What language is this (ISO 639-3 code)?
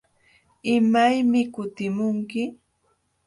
qxw